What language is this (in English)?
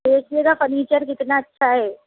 Urdu